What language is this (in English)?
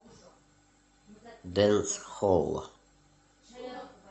Russian